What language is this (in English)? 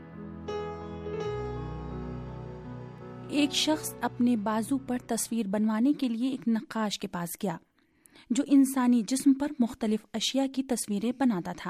Urdu